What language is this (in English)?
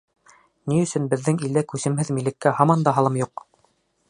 Bashkir